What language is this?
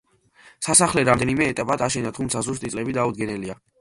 Georgian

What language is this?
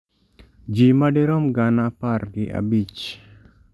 Luo (Kenya and Tanzania)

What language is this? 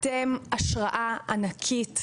Hebrew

